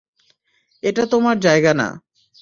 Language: Bangla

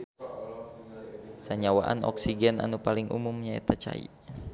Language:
Sundanese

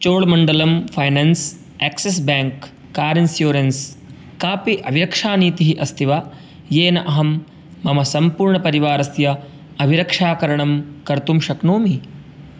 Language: Sanskrit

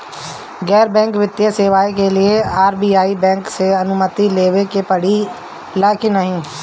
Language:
Bhojpuri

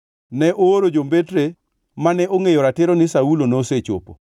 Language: Luo (Kenya and Tanzania)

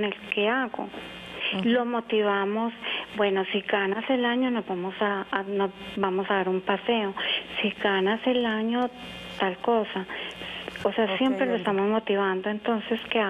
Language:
Spanish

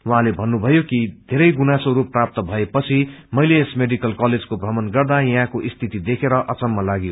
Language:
Nepali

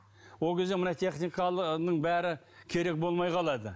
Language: Kazakh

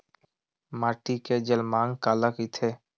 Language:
Chhattisgarhi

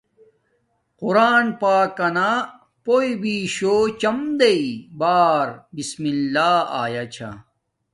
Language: Domaaki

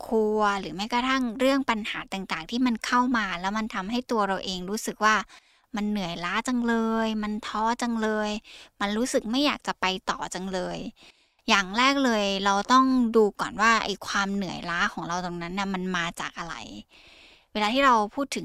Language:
Thai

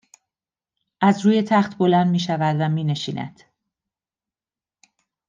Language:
Persian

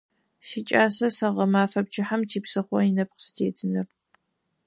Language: Adyghe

